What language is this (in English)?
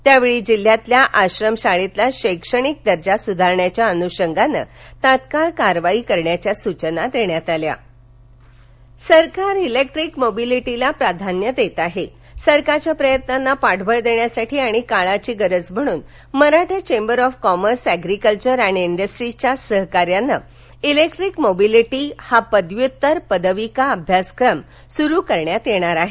Marathi